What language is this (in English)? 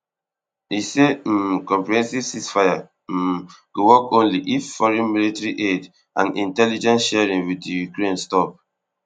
Nigerian Pidgin